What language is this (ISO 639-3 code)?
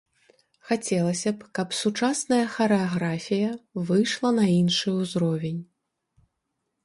bel